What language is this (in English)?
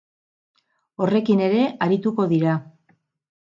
Basque